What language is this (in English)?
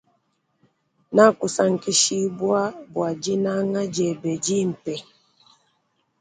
Luba-Lulua